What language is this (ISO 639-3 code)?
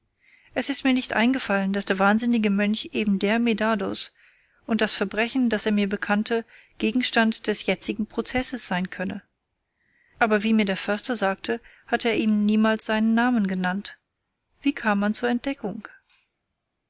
deu